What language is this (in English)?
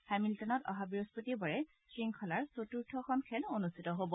Assamese